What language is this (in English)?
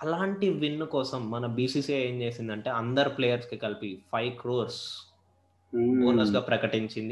Telugu